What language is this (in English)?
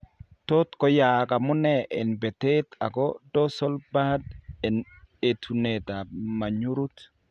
Kalenjin